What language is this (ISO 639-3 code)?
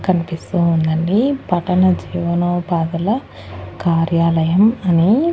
tel